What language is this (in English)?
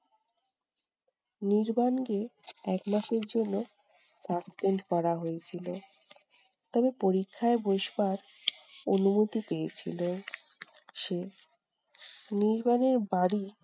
Bangla